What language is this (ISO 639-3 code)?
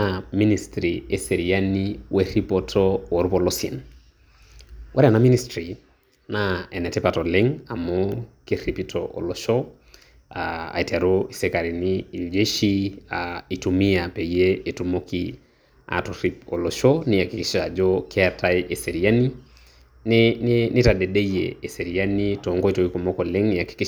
mas